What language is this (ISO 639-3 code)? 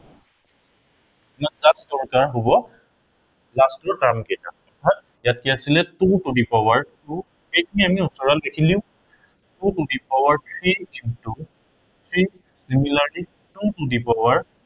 asm